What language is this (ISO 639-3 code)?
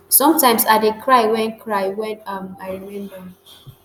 pcm